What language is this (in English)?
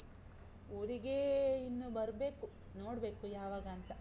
Kannada